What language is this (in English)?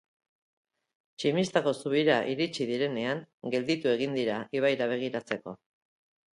Basque